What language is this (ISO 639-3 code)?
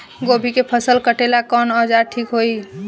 bho